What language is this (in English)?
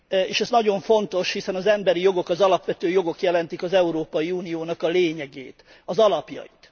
Hungarian